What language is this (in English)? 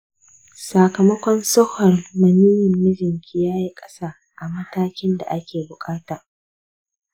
Hausa